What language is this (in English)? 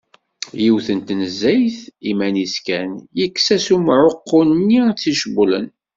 Kabyle